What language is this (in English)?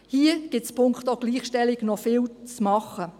Swiss German